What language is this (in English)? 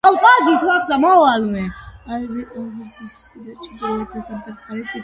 Georgian